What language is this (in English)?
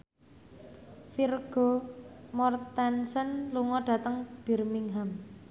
Javanese